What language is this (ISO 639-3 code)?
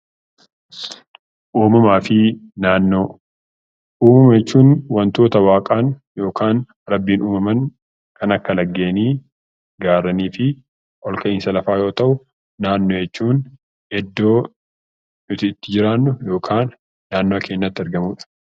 orm